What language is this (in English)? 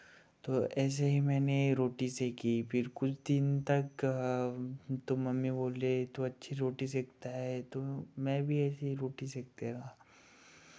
Hindi